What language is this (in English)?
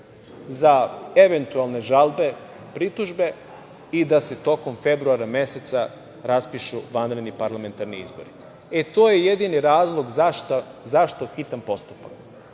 Serbian